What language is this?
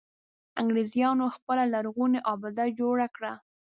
Pashto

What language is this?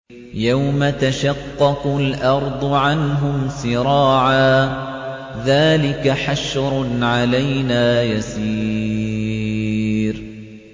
Arabic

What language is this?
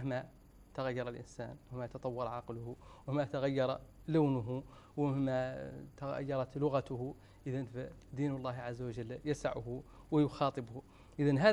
Arabic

